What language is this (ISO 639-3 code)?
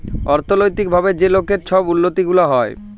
ben